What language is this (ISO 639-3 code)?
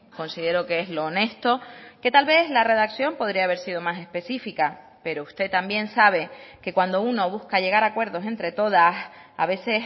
spa